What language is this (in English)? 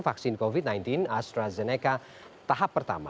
Indonesian